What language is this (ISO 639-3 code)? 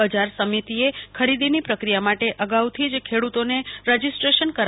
guj